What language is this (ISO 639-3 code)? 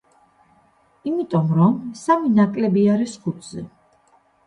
kat